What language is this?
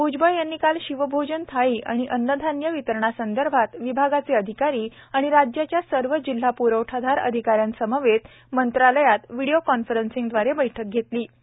Marathi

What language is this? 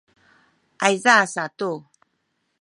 Sakizaya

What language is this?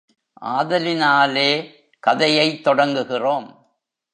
Tamil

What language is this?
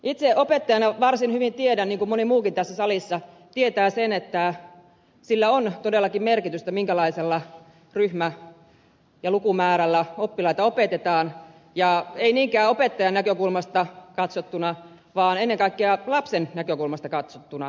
Finnish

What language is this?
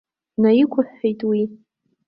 Abkhazian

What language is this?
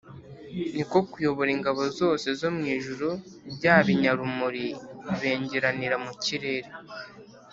Kinyarwanda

